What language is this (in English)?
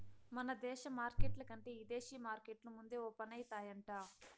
Telugu